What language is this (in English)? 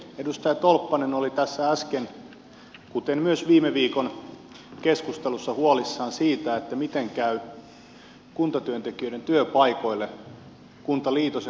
Finnish